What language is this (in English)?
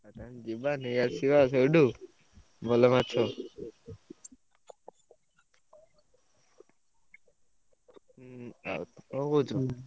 Odia